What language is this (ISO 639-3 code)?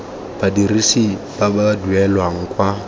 tsn